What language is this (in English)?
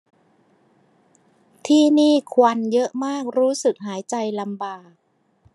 Thai